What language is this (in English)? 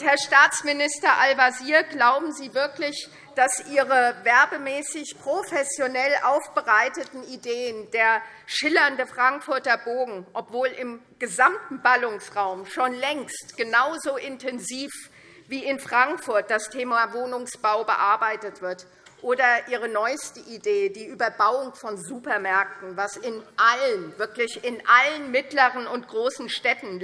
German